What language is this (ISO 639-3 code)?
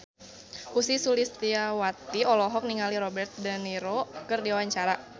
sun